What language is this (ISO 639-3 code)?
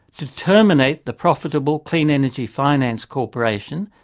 eng